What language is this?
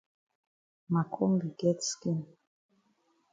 Cameroon Pidgin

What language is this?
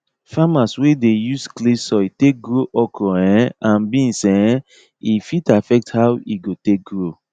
Nigerian Pidgin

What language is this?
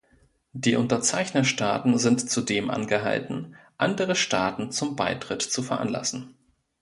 German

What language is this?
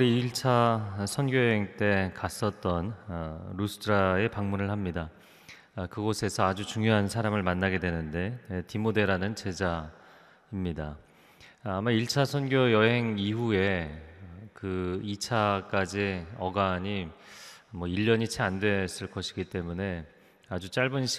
Korean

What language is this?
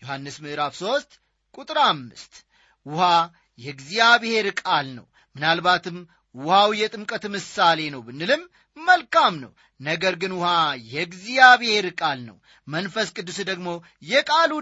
Amharic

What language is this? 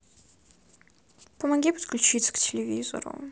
Russian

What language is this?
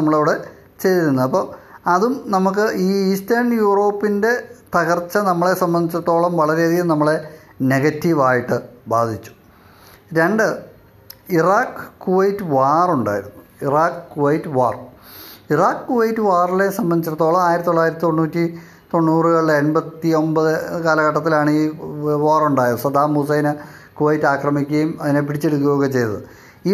Malayalam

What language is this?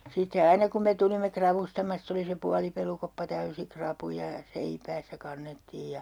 Finnish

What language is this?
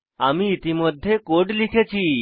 Bangla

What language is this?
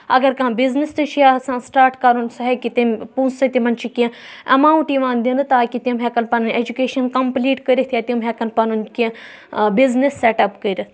Kashmiri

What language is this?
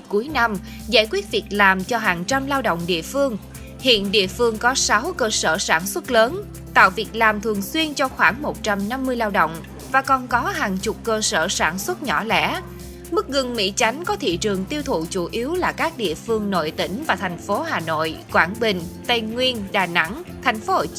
Vietnamese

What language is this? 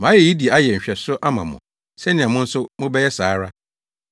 Akan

